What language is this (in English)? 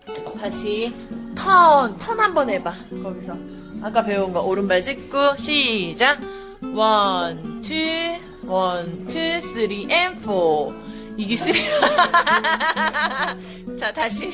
Korean